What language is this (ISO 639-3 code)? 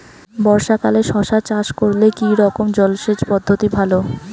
ben